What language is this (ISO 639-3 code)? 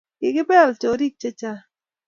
kln